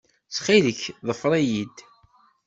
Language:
Kabyle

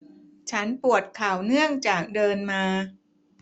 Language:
Thai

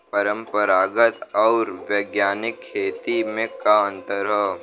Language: Bhojpuri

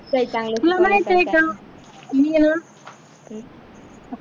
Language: Marathi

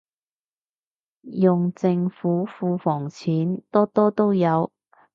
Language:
Cantonese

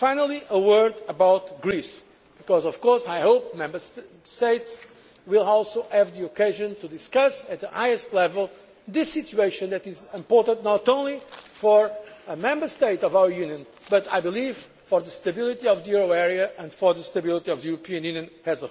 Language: English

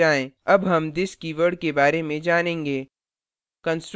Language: Hindi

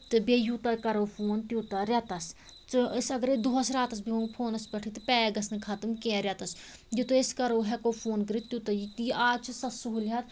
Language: Kashmiri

